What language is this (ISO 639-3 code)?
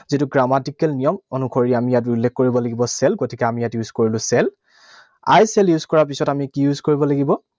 asm